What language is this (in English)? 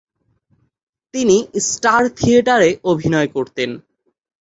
Bangla